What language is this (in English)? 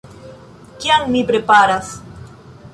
Esperanto